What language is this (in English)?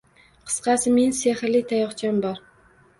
Uzbek